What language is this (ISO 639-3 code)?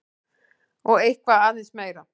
isl